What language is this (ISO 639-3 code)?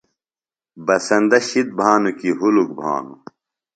phl